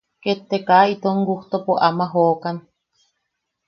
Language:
Yaqui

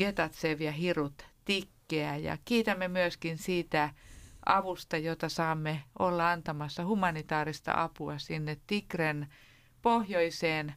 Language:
Finnish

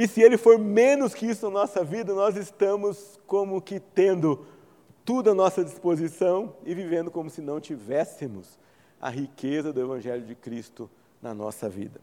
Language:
Portuguese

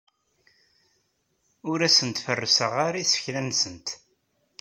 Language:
Kabyle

